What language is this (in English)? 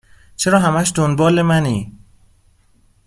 Persian